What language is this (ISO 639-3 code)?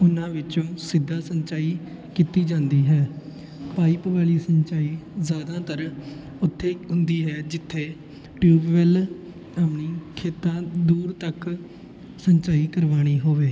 pan